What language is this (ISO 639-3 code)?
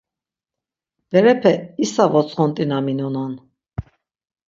lzz